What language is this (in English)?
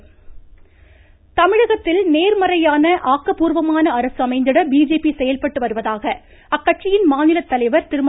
Tamil